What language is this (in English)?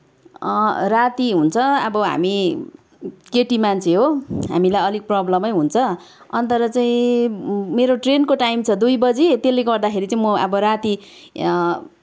Nepali